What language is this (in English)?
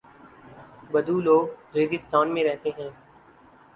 Urdu